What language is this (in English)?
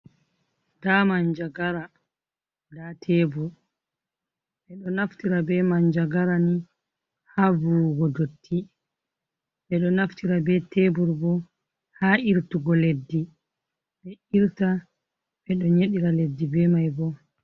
Fula